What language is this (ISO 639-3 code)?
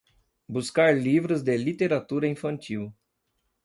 por